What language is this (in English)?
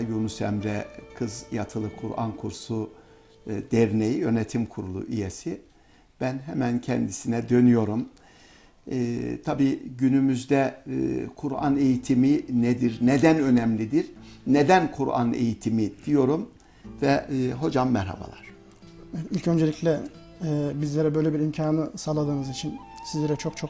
Turkish